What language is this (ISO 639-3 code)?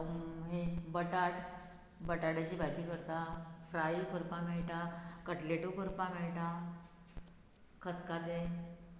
kok